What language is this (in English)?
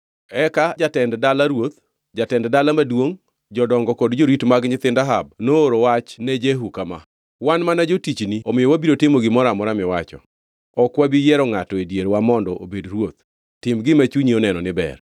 Luo (Kenya and Tanzania)